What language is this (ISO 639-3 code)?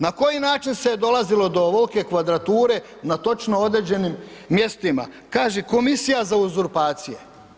hrv